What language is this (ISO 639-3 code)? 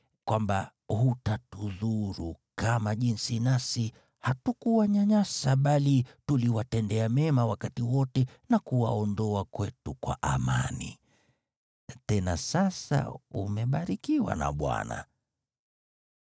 swa